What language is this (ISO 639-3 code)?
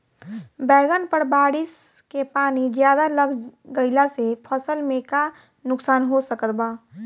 bho